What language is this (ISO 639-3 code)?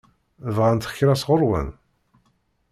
kab